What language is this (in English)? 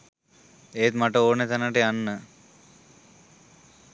Sinhala